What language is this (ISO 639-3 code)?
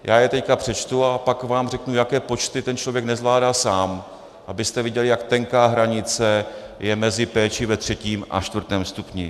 ces